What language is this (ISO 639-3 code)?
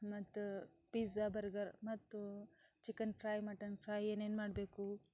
kan